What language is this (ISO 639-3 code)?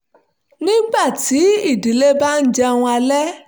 yor